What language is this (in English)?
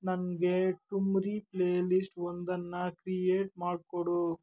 Kannada